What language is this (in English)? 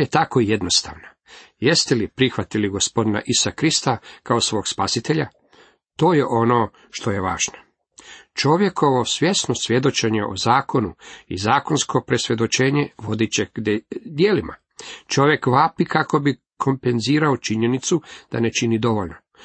Croatian